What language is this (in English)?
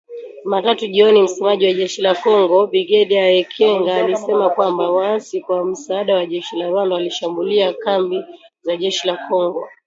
Swahili